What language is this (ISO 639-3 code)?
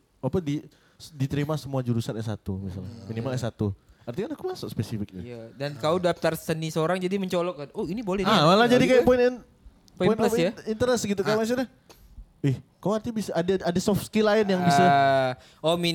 ind